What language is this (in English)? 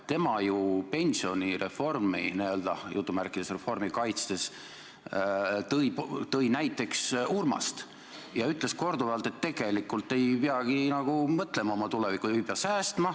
Estonian